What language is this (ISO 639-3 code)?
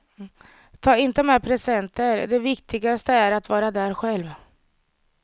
swe